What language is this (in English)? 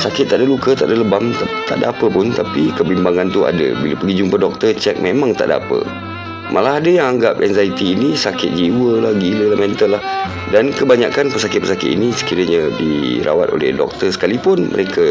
Malay